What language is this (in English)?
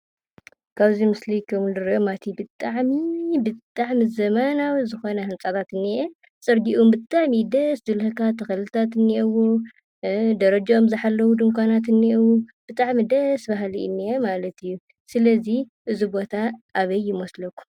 Tigrinya